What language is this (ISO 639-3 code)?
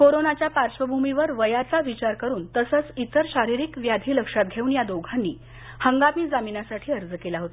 mar